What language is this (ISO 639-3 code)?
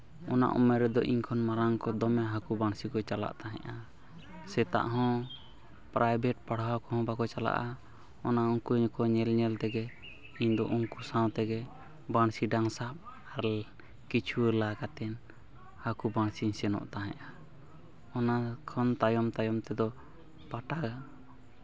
sat